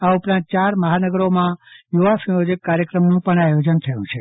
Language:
Gujarati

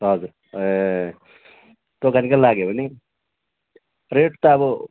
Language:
Nepali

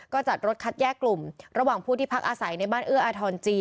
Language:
Thai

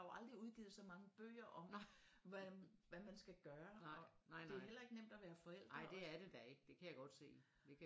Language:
Danish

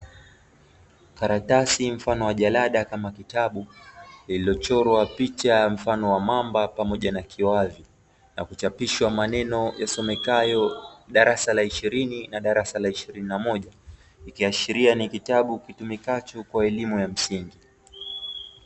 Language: Swahili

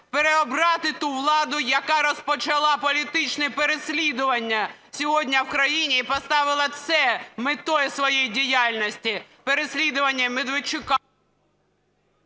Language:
Ukrainian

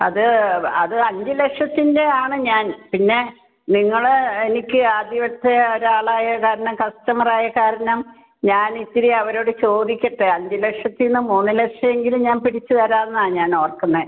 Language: Malayalam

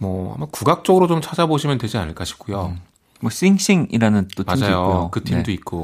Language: Korean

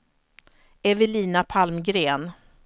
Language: Swedish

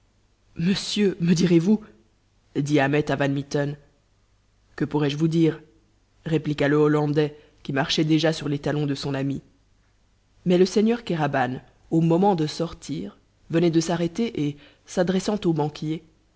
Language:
French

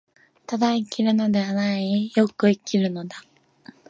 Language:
Japanese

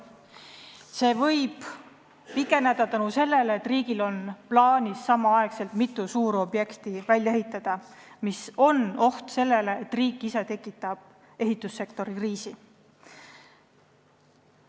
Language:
Estonian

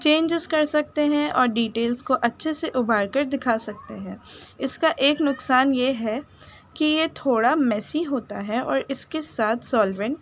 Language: Urdu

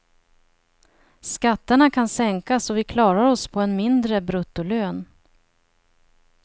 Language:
Swedish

